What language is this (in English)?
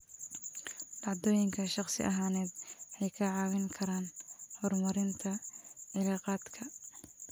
Somali